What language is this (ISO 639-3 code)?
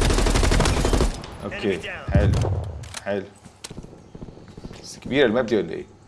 ara